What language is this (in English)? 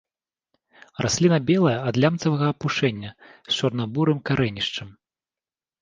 Belarusian